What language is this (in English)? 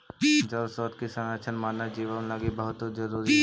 Magahi